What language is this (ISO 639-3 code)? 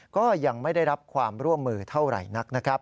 tha